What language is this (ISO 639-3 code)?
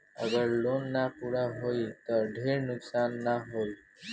bho